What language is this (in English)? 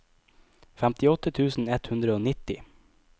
Norwegian